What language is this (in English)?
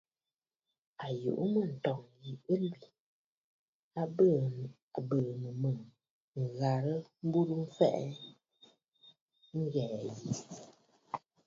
Bafut